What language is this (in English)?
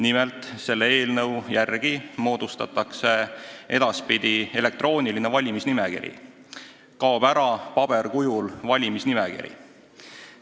Estonian